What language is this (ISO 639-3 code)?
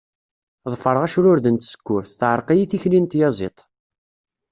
kab